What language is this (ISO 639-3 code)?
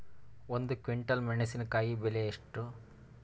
kan